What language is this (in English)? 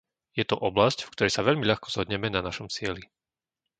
Slovak